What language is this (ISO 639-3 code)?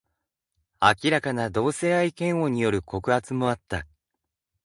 jpn